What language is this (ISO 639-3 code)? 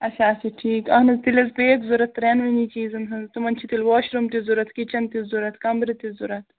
kas